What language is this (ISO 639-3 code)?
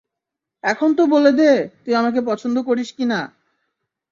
ben